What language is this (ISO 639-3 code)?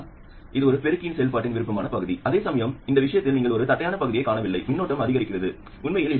tam